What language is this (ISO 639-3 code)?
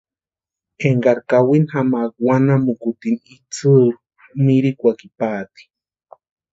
pua